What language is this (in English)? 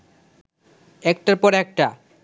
Bangla